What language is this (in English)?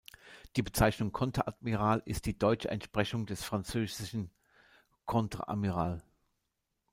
German